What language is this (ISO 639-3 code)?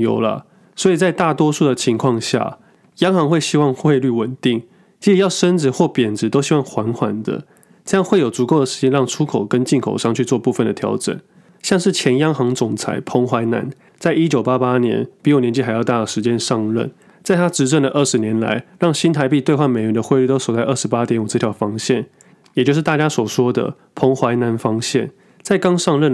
zho